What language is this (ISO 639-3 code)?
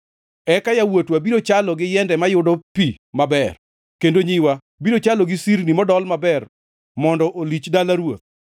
luo